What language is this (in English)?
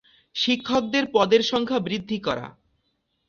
Bangla